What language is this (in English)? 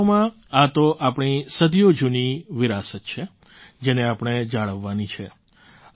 Gujarati